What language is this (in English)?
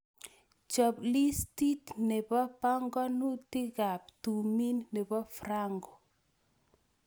Kalenjin